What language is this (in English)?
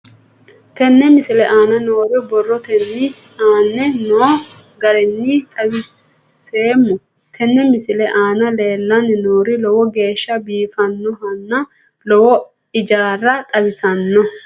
Sidamo